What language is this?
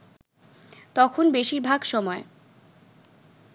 Bangla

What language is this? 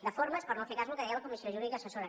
Catalan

